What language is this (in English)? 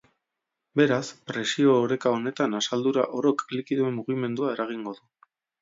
Basque